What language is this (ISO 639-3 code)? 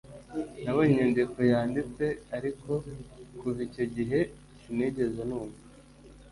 kin